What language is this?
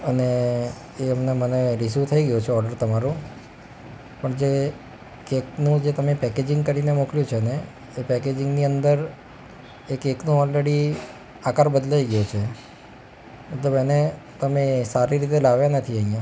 Gujarati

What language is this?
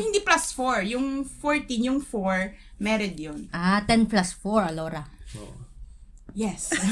Filipino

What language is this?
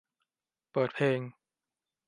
Thai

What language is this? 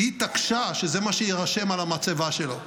Hebrew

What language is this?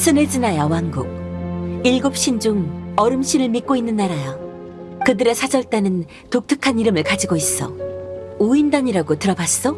Korean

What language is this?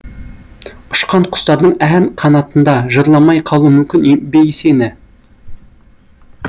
Kazakh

